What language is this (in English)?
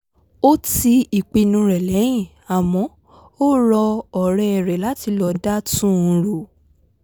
Yoruba